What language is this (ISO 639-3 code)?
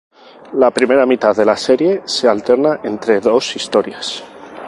spa